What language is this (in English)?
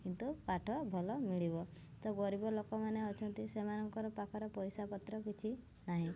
Odia